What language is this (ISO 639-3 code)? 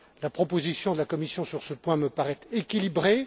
fra